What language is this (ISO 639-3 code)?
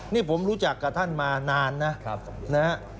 tha